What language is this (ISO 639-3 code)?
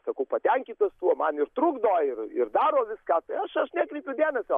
lit